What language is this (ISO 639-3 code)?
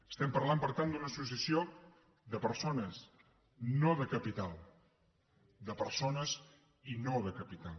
cat